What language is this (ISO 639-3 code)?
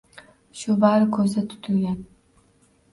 uzb